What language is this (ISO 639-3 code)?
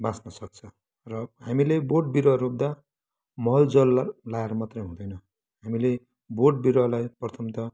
nep